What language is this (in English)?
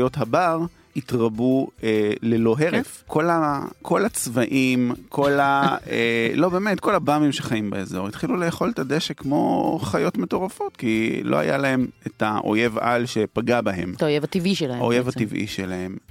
Hebrew